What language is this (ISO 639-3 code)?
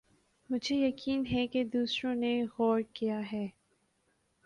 urd